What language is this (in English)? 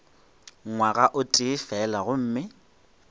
Northern Sotho